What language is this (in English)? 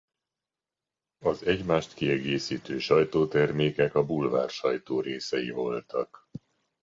Hungarian